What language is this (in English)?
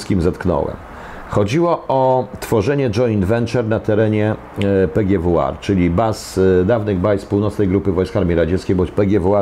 Polish